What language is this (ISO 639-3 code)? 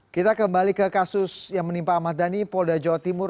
ind